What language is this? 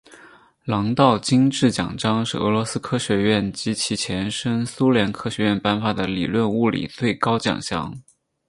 Chinese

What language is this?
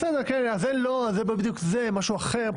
Hebrew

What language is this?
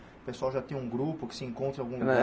Portuguese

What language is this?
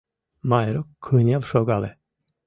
Mari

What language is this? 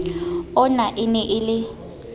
Southern Sotho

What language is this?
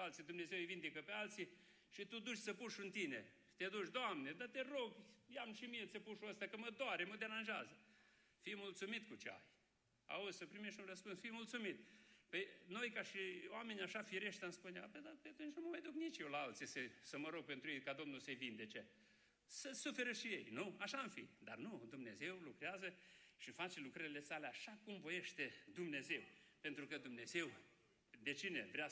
Romanian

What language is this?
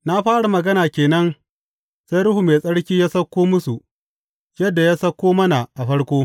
Hausa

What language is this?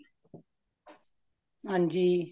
Punjabi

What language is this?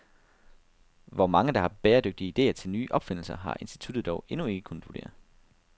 Danish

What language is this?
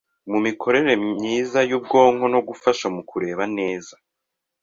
Kinyarwanda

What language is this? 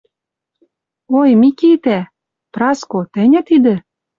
Western Mari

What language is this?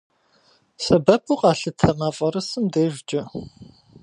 Kabardian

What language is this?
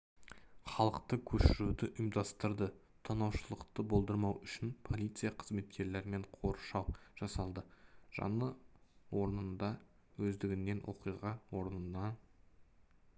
Kazakh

